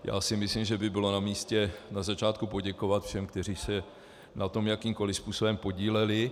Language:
Czech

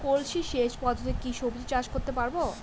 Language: Bangla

